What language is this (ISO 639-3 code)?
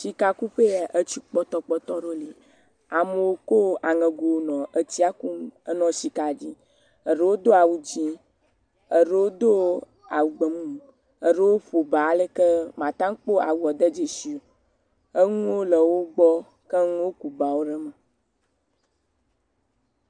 ewe